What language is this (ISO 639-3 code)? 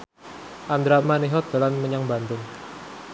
jav